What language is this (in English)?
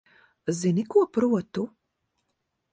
Latvian